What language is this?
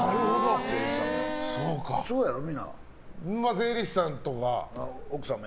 Japanese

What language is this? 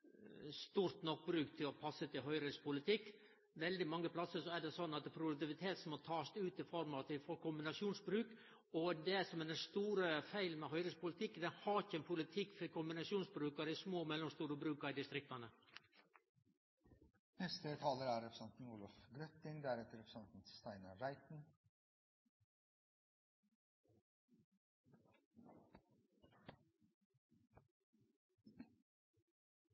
Norwegian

